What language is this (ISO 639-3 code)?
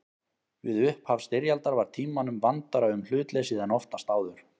isl